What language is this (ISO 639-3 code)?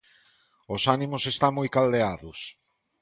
glg